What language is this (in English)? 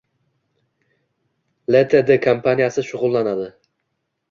Uzbek